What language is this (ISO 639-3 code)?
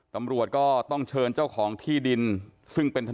tha